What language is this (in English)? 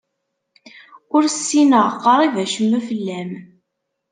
Kabyle